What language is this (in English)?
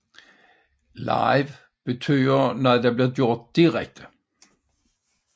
Danish